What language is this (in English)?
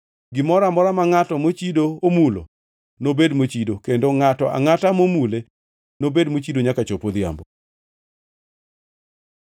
Luo (Kenya and Tanzania)